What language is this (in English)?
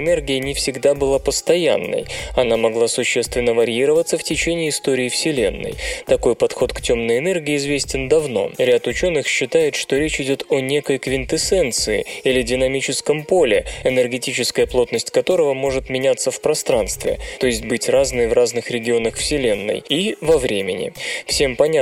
Russian